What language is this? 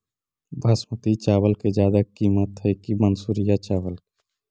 Magahi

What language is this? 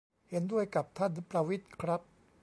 Thai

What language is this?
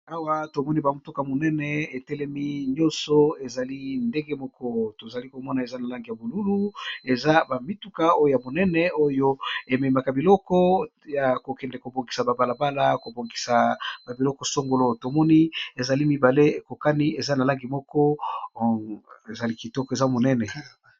Lingala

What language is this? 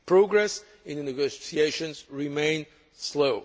English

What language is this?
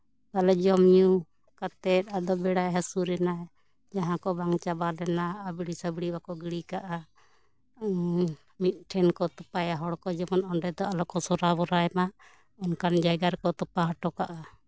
Santali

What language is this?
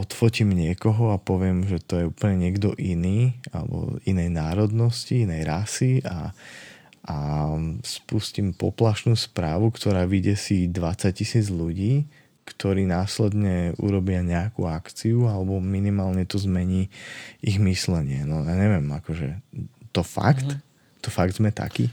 Slovak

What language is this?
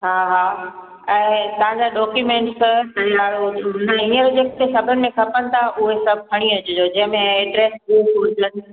Sindhi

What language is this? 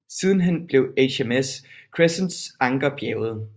Danish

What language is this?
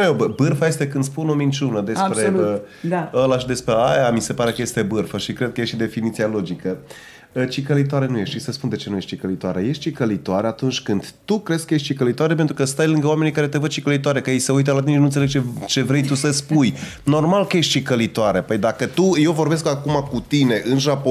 Romanian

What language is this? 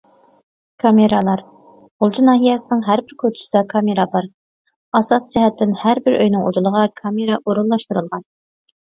Uyghur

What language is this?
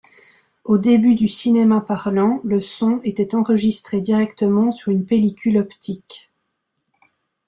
French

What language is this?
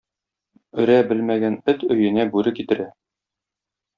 Tatar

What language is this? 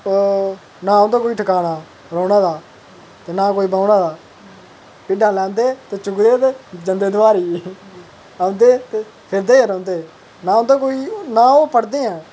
Dogri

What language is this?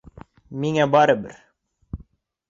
Bashkir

